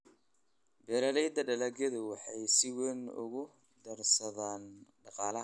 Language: Somali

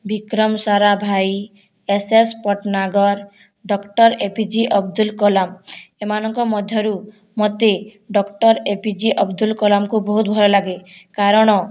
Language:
Odia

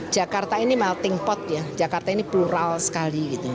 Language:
Indonesian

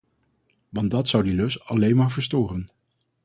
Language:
Dutch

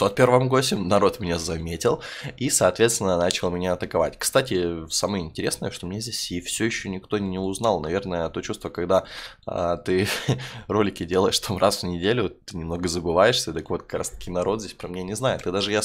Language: Russian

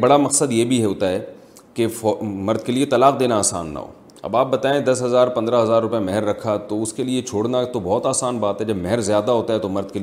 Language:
Urdu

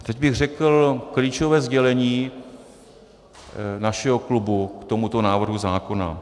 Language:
Czech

